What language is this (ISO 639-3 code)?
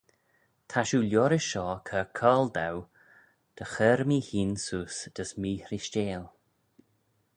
glv